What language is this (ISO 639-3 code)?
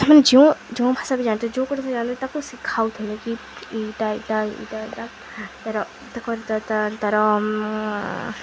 ori